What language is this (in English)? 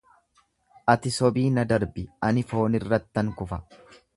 Oromo